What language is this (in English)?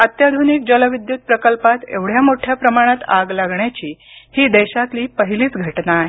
Marathi